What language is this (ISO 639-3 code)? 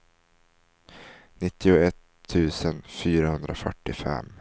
swe